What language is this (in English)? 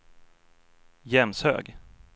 Swedish